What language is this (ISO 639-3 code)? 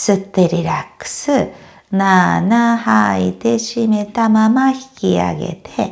jpn